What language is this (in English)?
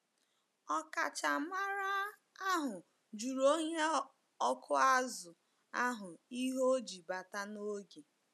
Igbo